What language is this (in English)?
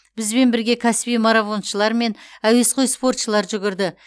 Kazakh